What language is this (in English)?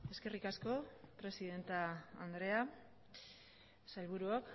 Basque